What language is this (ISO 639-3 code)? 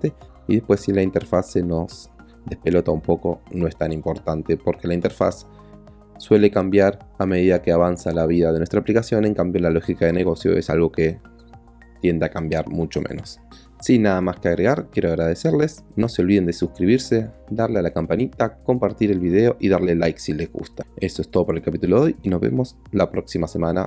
spa